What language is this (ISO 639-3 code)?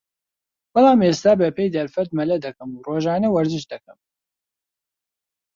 ckb